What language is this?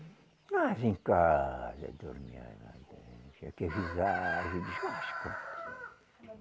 Portuguese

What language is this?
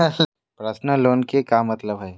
Magahi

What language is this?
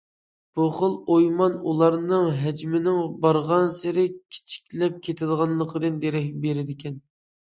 Uyghur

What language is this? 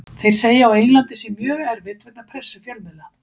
Icelandic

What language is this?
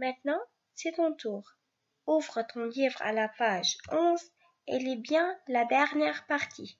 French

